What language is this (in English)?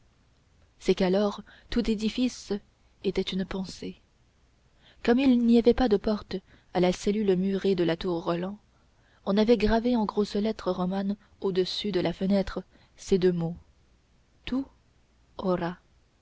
French